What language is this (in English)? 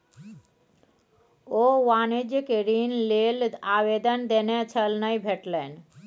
Maithili